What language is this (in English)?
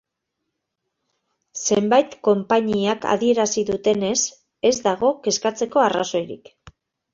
Basque